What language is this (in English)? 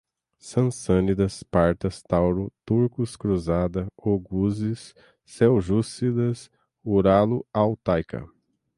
Portuguese